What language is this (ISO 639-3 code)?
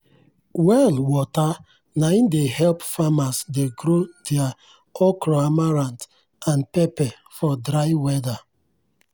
pcm